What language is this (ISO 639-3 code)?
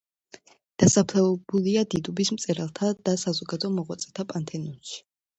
kat